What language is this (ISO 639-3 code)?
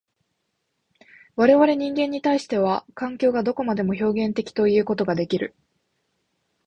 jpn